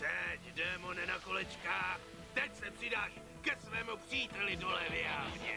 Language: Czech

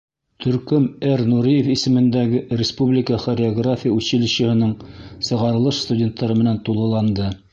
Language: Bashkir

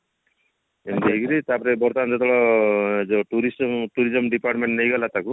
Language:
Odia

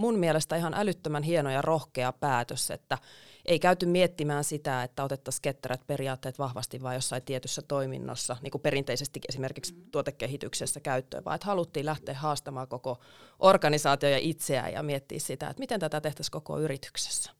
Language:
Finnish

